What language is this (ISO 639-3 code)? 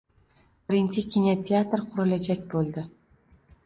uzb